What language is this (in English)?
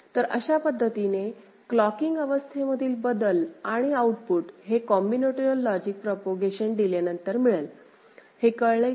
Marathi